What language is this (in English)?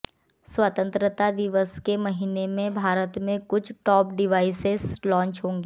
Hindi